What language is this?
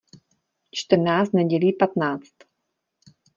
Czech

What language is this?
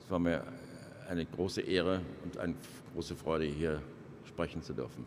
German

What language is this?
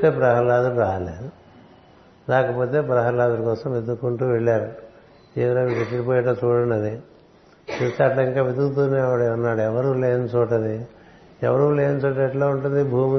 Telugu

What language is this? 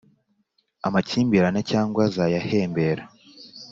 Kinyarwanda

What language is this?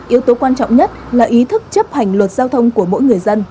Vietnamese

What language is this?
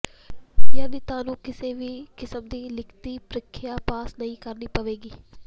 Punjabi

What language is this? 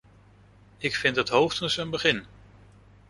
Dutch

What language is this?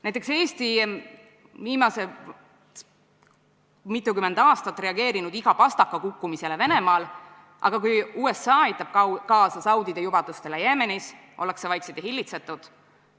Estonian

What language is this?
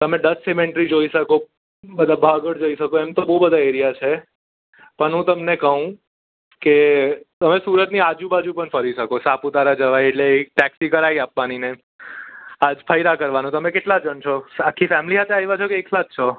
Gujarati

